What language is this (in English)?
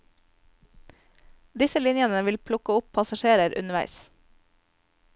Norwegian